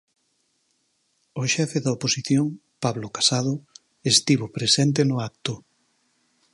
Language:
Galician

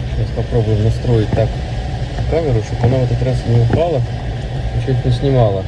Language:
Russian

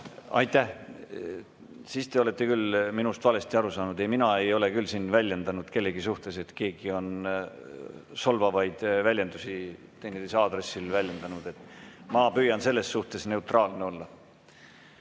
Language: Estonian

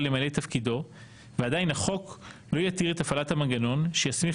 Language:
Hebrew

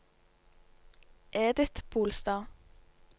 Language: Norwegian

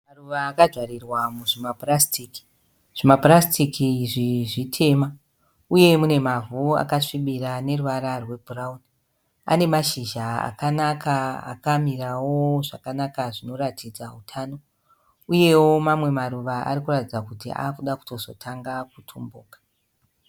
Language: Shona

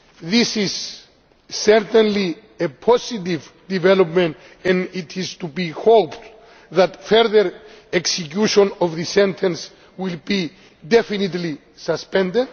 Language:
English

